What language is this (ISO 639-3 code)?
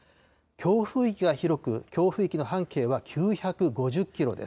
jpn